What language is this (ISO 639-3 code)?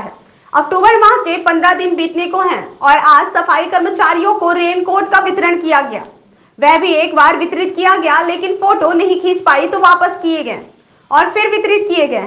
hin